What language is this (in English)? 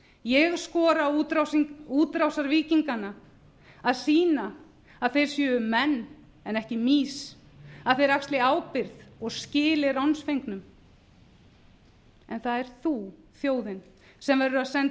Icelandic